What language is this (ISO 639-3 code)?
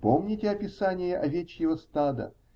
rus